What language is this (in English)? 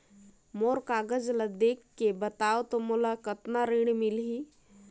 Chhattisgarhi